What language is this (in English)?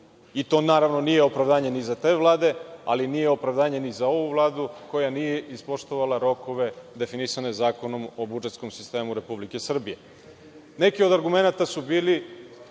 Serbian